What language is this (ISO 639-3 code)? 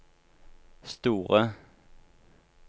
nor